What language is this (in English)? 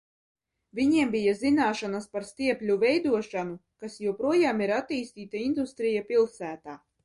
Latvian